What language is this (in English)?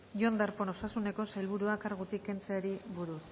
Basque